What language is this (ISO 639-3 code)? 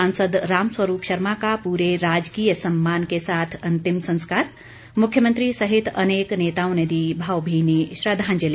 hin